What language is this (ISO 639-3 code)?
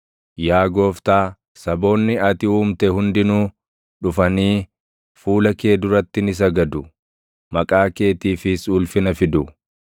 orm